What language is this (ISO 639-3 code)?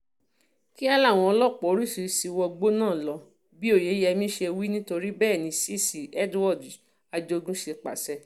yor